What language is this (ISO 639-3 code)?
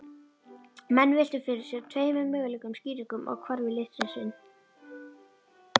isl